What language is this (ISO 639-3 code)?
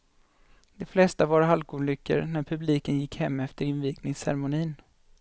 swe